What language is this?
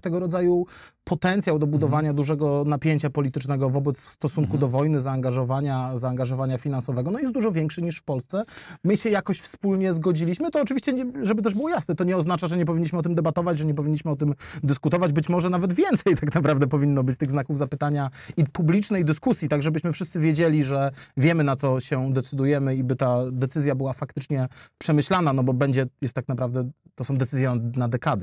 Polish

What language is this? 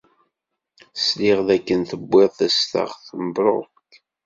Kabyle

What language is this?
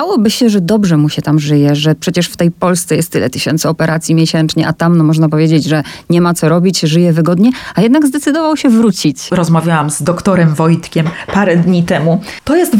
Polish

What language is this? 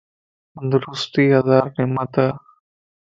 Lasi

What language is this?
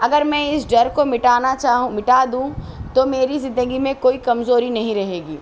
Urdu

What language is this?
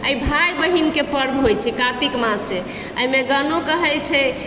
Maithili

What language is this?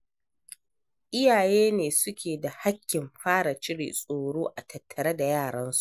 Hausa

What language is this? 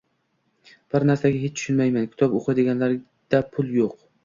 Uzbek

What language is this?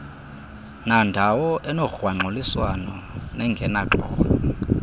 Xhosa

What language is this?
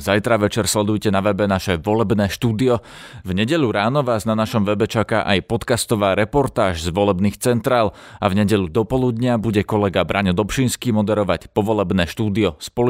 Slovak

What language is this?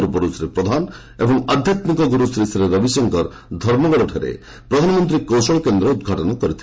Odia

